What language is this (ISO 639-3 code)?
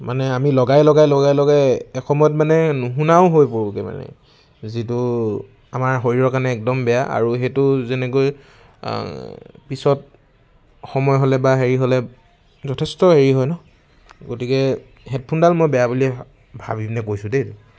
asm